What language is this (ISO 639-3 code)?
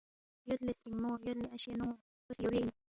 bft